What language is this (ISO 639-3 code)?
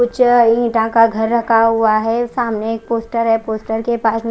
hin